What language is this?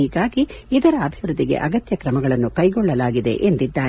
Kannada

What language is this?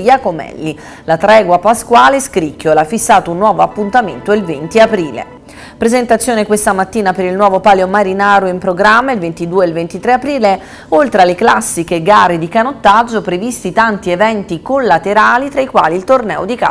Italian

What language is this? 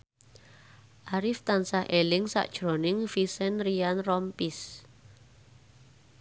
Javanese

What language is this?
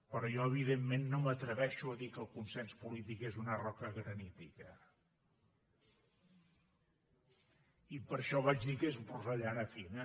Catalan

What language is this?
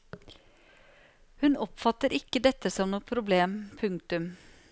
Norwegian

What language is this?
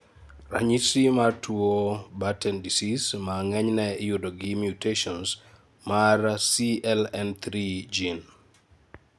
Luo (Kenya and Tanzania)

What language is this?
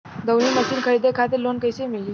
Bhojpuri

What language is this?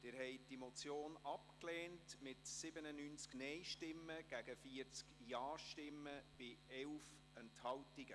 Swiss German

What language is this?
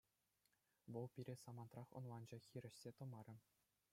Chuvash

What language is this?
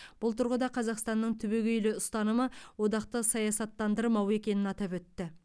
Kazakh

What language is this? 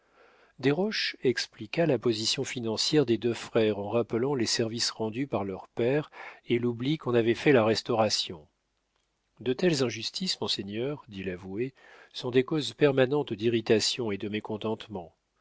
French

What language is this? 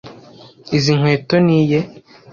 Kinyarwanda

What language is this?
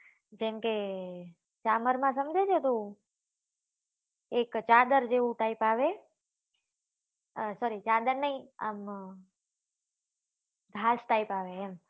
Gujarati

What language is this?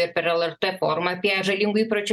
Lithuanian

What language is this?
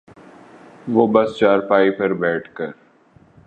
Urdu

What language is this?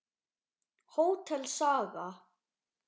Icelandic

